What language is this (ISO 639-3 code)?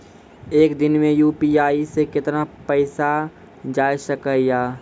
mai